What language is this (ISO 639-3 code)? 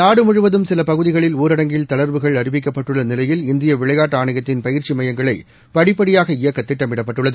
tam